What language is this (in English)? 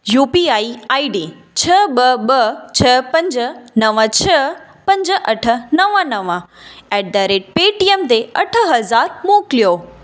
Sindhi